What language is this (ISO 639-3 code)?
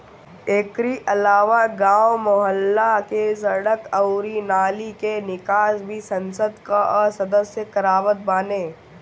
bho